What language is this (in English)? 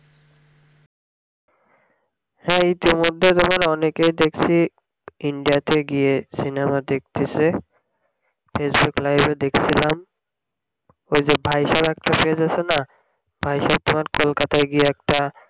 Bangla